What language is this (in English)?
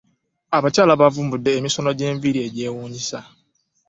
Ganda